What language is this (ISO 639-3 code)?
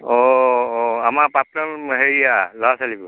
asm